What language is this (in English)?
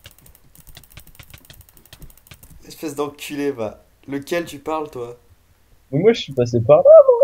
French